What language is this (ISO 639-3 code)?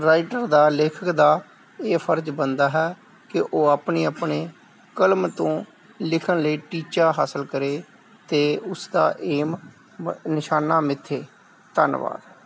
pan